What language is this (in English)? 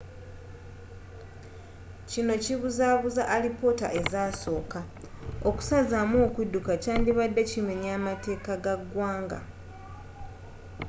Ganda